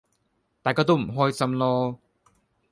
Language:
Cantonese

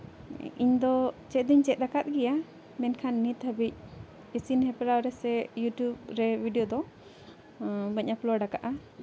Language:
Santali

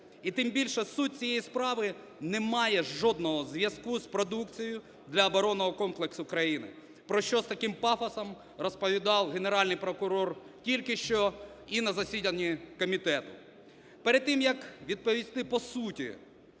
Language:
Ukrainian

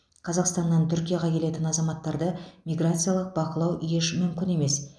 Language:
Kazakh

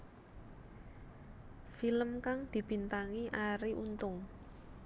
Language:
Javanese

